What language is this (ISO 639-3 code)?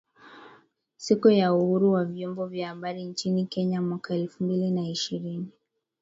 swa